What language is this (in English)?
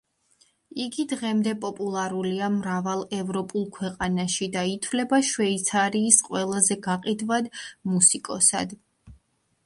Georgian